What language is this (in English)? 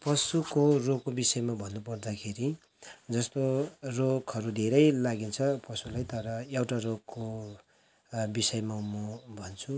Nepali